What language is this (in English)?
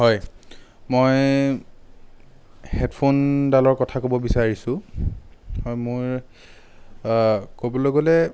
Assamese